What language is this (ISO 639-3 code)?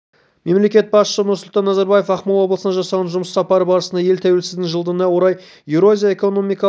kaz